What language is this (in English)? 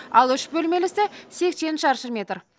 Kazakh